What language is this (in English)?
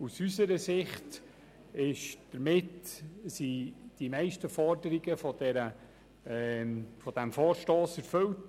Swiss German